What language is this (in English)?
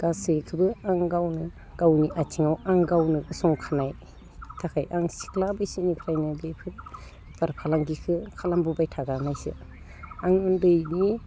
Bodo